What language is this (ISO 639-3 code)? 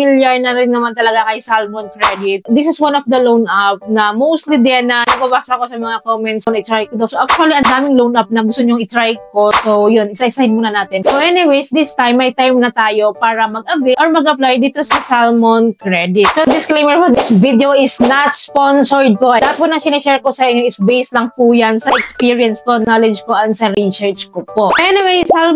fil